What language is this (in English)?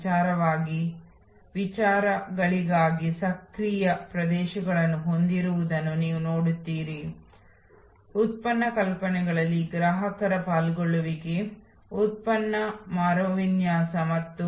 Kannada